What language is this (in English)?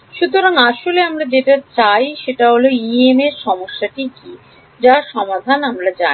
Bangla